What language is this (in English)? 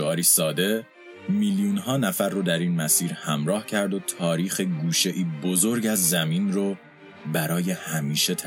Persian